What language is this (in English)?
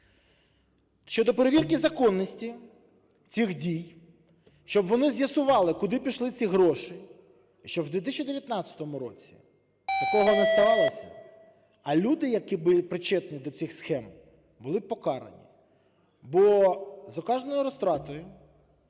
Ukrainian